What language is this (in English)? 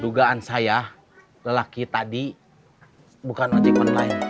Indonesian